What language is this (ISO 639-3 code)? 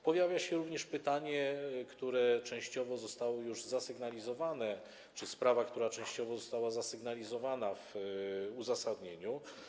pol